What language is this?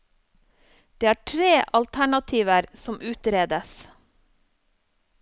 Norwegian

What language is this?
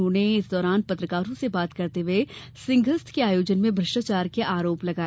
Hindi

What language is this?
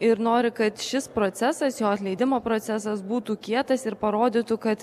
Lithuanian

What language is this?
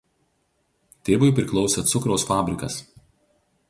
Lithuanian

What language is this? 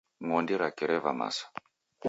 Taita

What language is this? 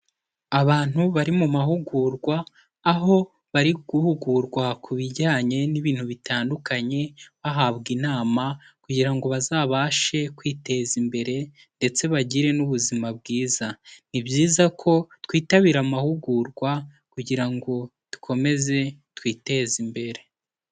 Kinyarwanda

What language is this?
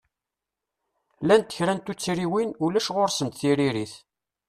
Kabyle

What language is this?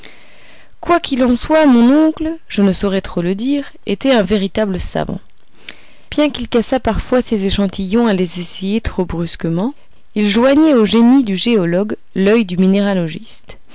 French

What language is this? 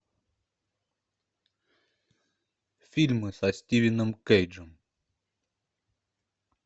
Russian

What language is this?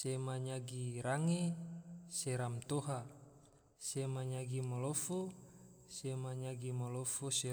Tidore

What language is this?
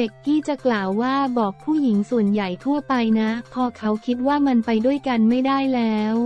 Thai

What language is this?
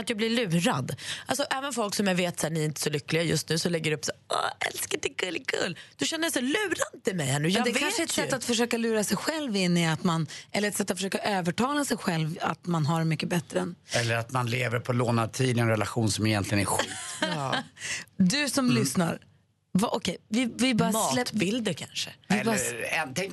Swedish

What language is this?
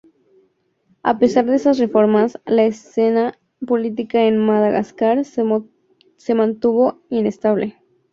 Spanish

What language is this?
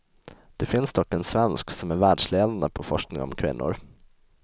Swedish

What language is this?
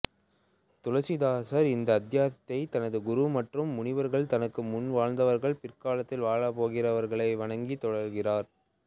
Tamil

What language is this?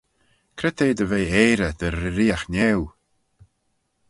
Manx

